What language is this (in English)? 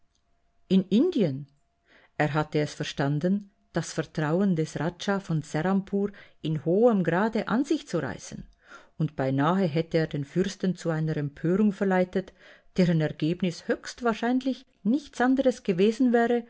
German